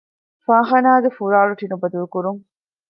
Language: Divehi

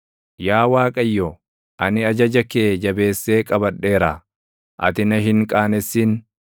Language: Oromo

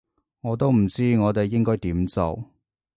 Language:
Cantonese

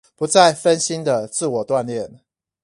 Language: Chinese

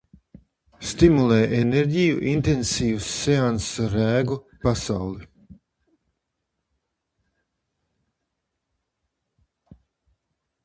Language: Latvian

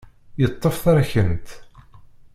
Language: Kabyle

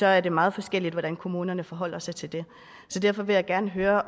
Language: Danish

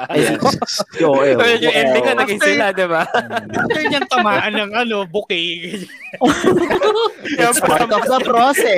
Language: Filipino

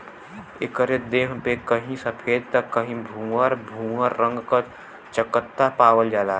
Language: Bhojpuri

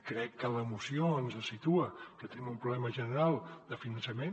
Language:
Catalan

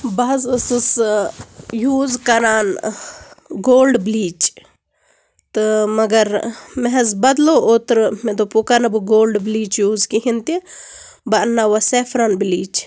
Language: Kashmiri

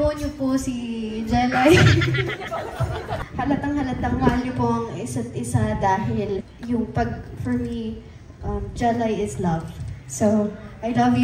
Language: Filipino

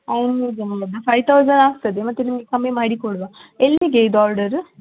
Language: Kannada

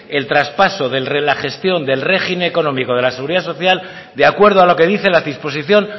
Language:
Spanish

